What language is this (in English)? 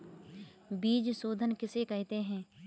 Hindi